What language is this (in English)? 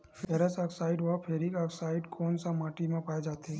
Chhattisgarhi